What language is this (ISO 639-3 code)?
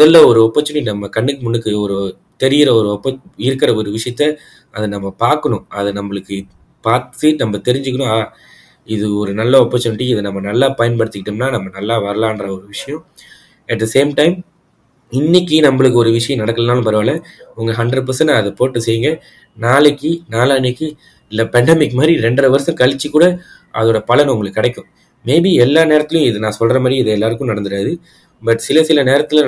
tam